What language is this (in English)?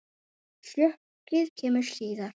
Icelandic